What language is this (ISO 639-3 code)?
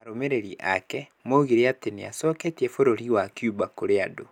kik